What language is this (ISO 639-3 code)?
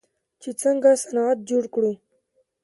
pus